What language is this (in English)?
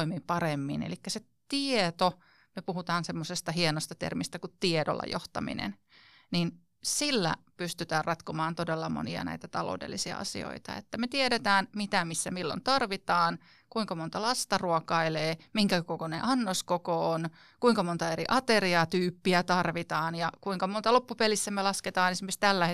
Finnish